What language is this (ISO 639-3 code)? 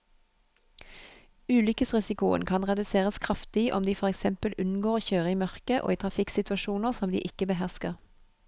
nor